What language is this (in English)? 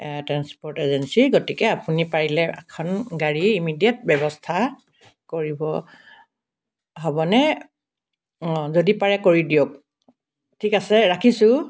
Assamese